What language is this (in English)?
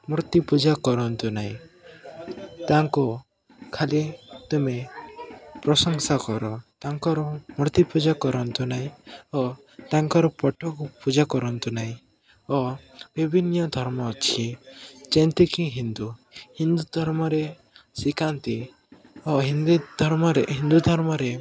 Odia